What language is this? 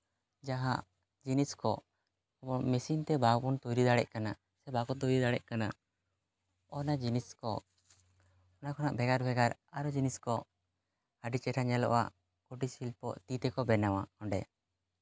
Santali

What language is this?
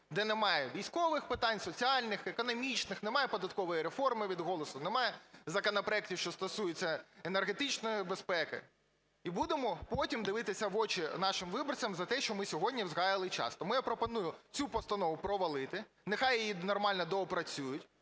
Ukrainian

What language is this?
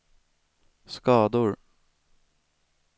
Swedish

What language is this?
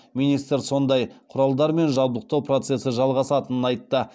Kazakh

